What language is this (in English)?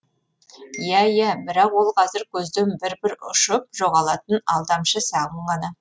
Kazakh